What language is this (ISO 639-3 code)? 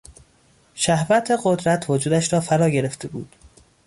fas